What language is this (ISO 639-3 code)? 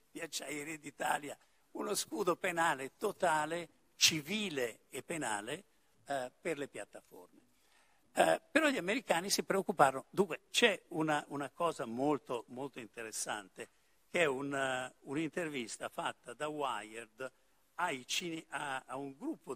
ita